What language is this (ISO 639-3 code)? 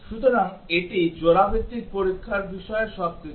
ben